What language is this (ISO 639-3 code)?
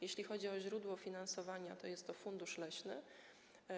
pol